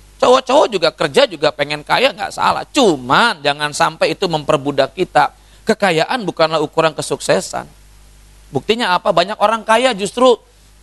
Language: Indonesian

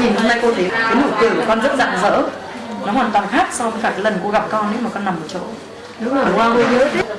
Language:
Vietnamese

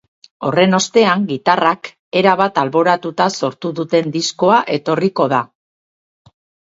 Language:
Basque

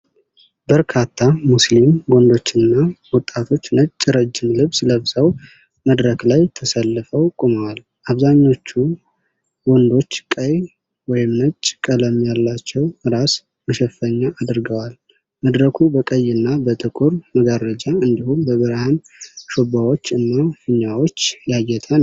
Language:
Amharic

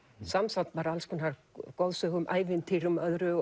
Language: Icelandic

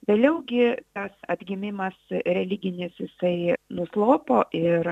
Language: Lithuanian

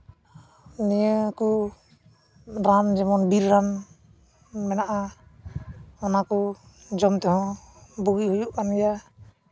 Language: Santali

